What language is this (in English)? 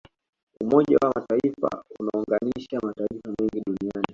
Swahili